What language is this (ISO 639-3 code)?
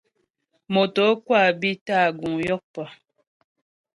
bbj